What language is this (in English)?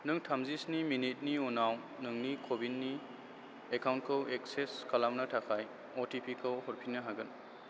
Bodo